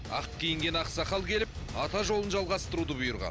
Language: Kazakh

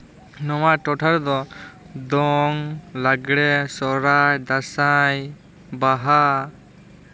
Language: Santali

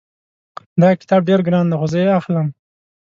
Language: Pashto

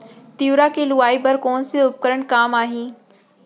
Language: Chhattisgarhi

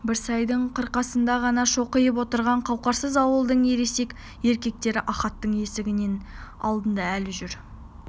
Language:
Kazakh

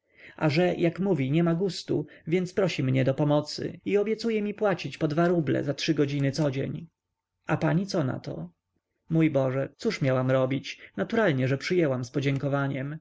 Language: Polish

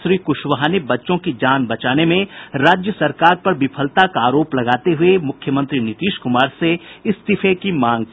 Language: Hindi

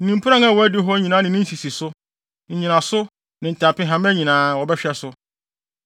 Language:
Akan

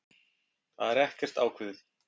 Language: Icelandic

